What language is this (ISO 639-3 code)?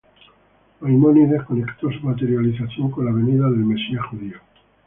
spa